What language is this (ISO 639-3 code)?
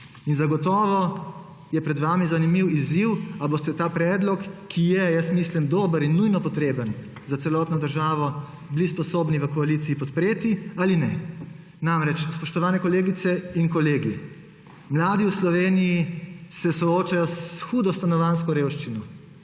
slv